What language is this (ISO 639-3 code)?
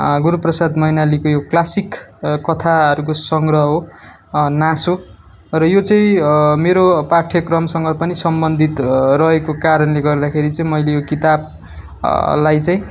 nep